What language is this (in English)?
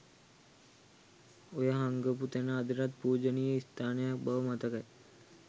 Sinhala